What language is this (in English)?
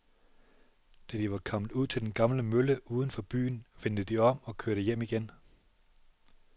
Danish